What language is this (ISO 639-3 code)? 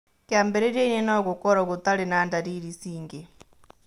kik